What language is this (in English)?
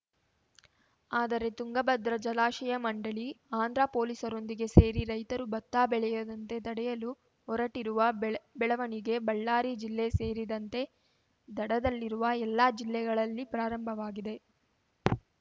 Kannada